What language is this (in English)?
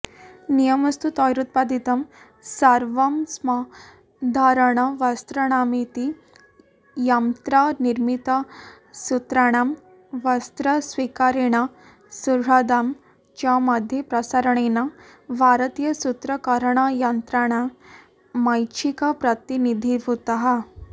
Sanskrit